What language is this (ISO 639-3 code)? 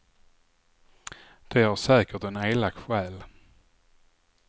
swe